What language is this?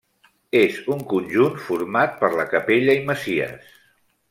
Catalan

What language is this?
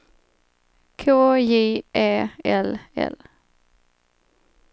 Swedish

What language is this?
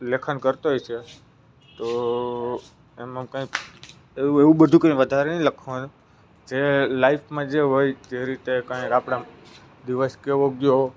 Gujarati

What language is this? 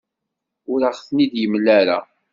Kabyle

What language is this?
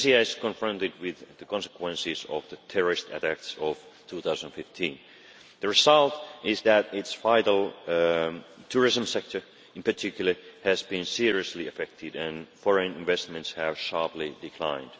English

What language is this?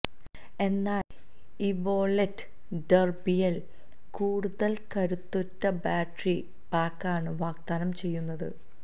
Malayalam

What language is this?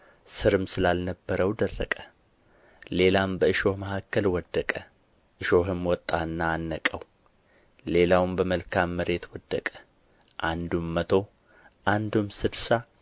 Amharic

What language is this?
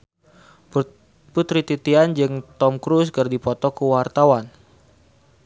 Sundanese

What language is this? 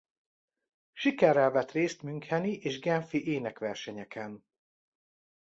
Hungarian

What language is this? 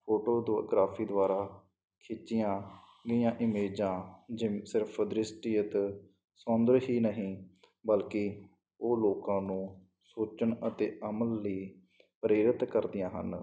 Punjabi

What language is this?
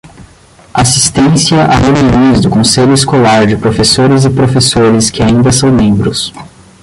Portuguese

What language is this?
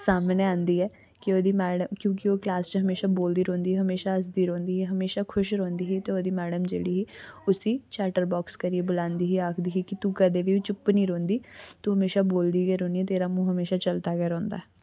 Dogri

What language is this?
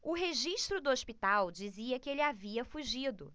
Portuguese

